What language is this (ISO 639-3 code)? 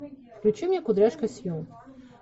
rus